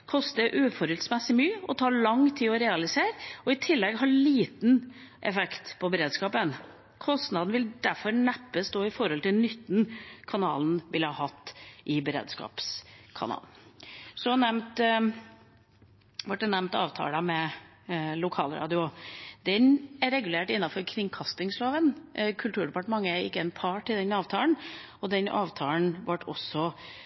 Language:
Norwegian Bokmål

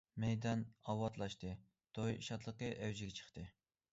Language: Uyghur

